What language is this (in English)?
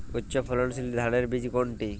Bangla